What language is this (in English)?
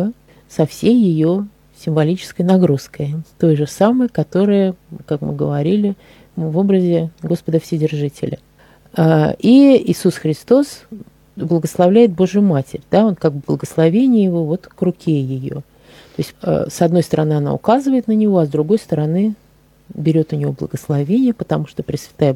Russian